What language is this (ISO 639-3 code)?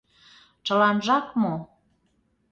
chm